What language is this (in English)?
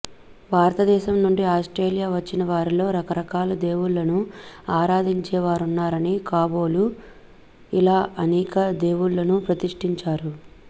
Telugu